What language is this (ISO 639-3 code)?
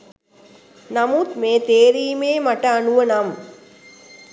sin